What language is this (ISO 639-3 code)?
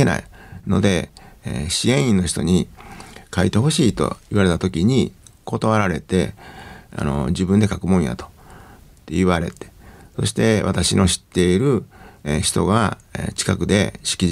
jpn